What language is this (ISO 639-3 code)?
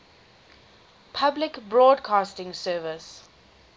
eng